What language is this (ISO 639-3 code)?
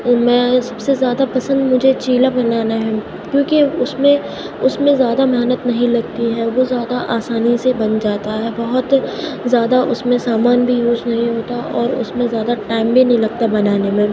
urd